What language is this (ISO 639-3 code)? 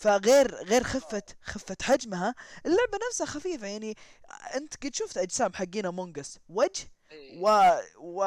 ara